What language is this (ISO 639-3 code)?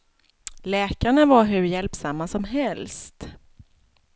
swe